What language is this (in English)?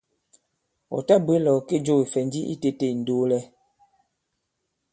Bankon